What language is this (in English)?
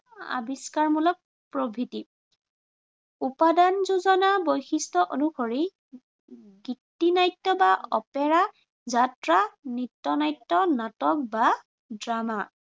Assamese